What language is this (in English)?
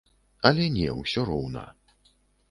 Belarusian